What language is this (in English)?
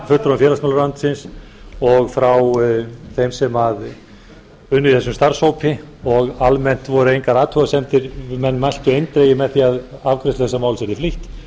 Icelandic